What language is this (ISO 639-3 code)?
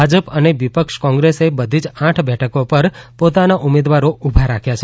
guj